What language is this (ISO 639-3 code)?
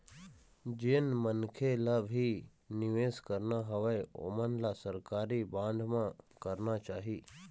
hne